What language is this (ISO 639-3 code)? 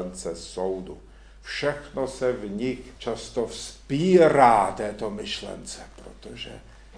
ces